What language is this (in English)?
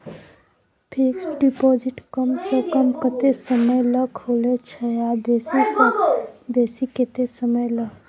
Maithili